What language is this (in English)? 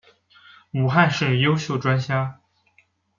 Chinese